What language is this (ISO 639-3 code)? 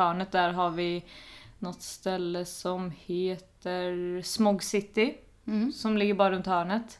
swe